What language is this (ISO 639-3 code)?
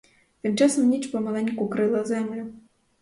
ukr